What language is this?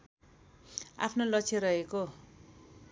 Nepali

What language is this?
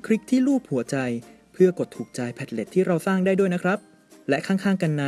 Thai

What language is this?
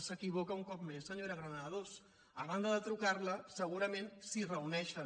Catalan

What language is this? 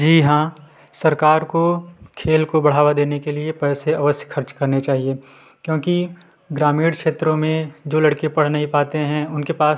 Hindi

